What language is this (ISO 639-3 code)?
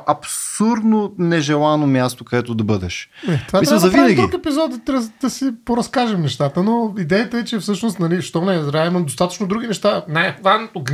bul